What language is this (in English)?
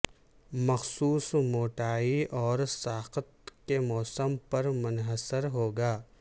Urdu